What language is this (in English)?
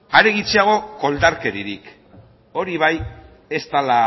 Basque